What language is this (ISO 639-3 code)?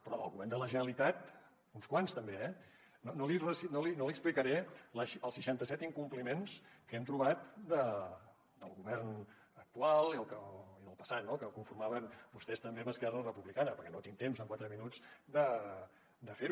cat